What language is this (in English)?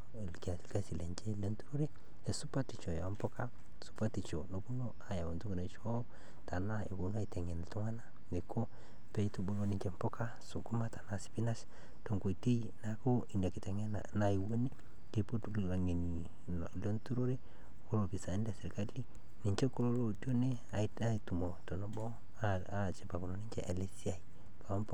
Masai